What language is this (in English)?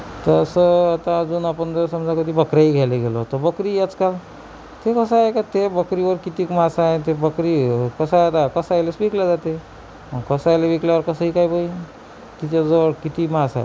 Marathi